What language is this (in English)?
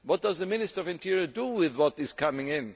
English